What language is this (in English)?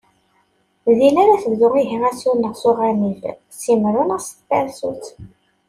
Kabyle